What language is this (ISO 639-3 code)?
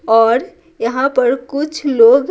hin